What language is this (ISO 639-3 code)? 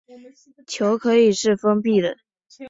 zho